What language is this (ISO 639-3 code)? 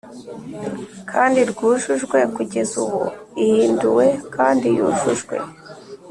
kin